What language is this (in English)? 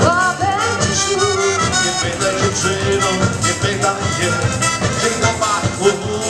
Ukrainian